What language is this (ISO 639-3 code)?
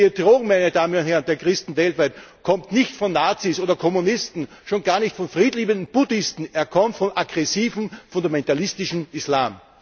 deu